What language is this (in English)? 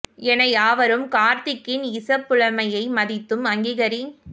Tamil